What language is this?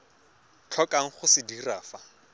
Tswana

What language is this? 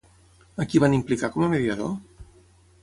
Catalan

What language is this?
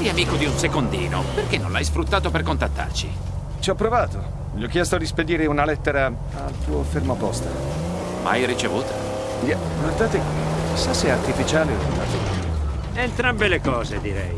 Italian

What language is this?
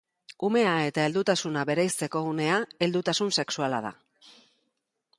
Basque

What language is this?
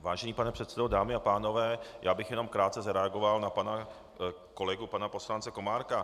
Czech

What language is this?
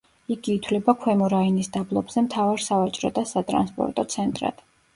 Georgian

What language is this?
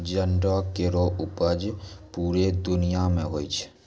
Maithili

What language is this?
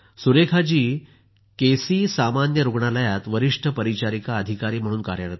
Marathi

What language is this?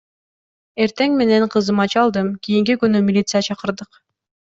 Kyrgyz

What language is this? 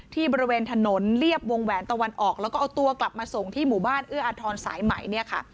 Thai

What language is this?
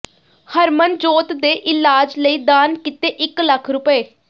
Punjabi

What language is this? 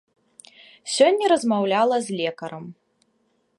Belarusian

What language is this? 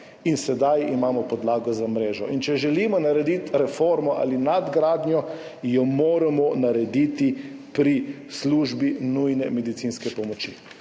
Slovenian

